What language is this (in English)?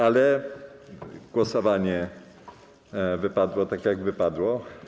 Polish